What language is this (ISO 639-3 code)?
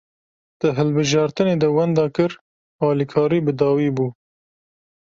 kur